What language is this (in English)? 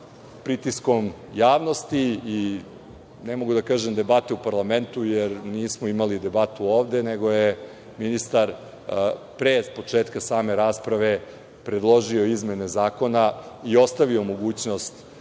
Serbian